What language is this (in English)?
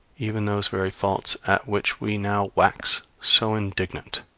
English